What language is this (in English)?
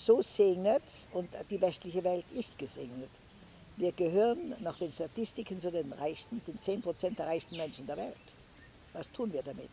German